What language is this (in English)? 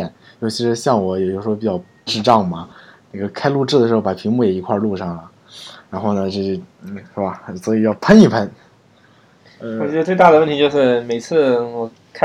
Chinese